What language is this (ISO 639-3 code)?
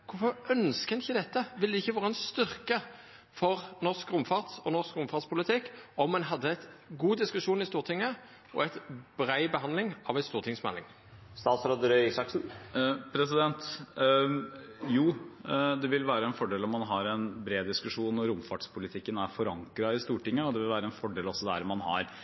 nno